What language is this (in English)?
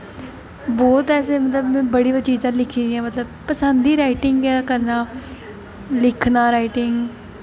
Dogri